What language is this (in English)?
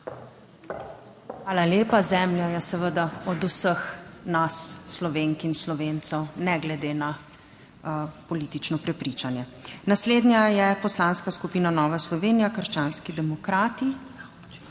Slovenian